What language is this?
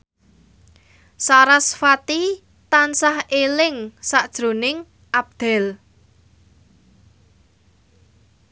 Javanese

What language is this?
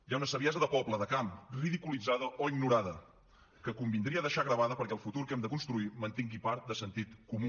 Catalan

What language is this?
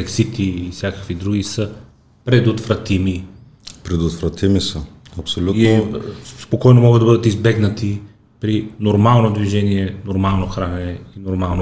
Bulgarian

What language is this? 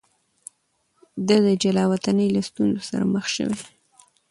Pashto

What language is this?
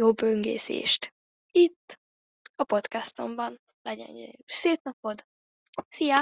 Hungarian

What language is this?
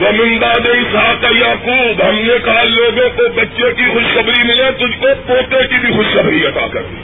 Urdu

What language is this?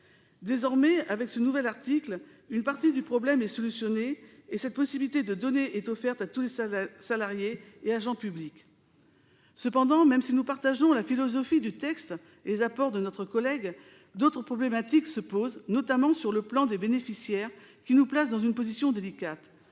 French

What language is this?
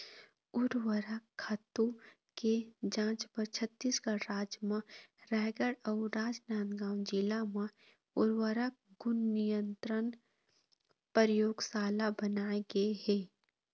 Chhattisgarhi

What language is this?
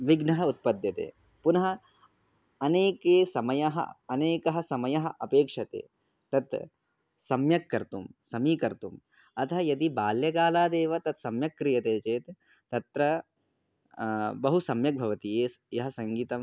Sanskrit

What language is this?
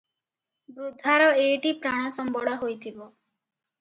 Odia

